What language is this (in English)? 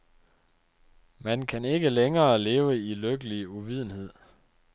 Danish